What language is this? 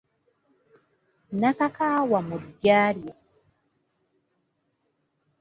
Ganda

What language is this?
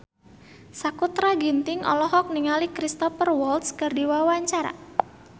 Sundanese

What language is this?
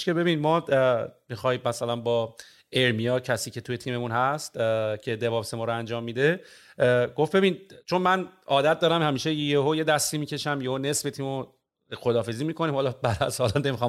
Persian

